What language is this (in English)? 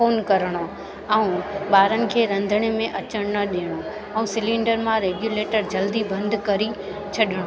Sindhi